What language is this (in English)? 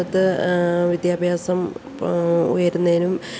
Malayalam